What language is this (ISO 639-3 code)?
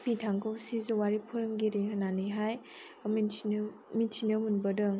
brx